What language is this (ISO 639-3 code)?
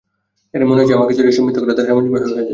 ben